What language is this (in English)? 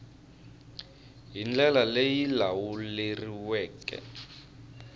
Tsonga